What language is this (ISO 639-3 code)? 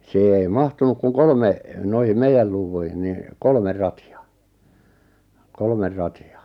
fin